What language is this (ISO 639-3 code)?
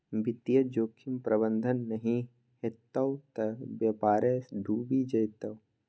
mai